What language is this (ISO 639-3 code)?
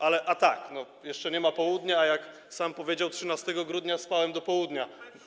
pol